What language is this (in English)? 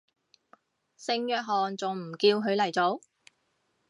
Cantonese